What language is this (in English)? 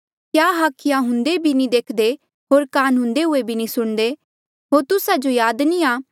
Mandeali